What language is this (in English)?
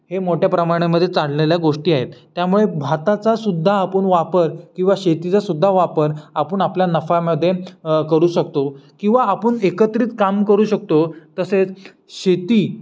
Marathi